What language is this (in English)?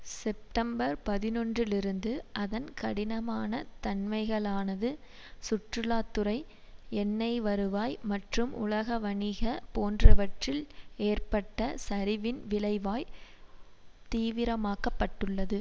Tamil